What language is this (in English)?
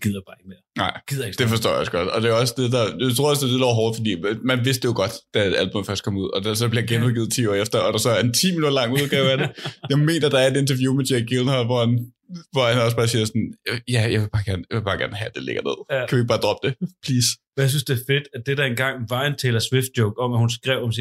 Danish